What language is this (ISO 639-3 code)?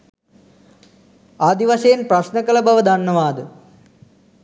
sin